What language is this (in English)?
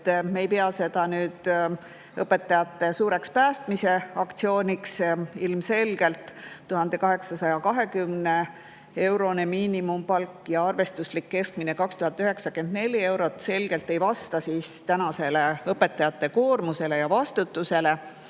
Estonian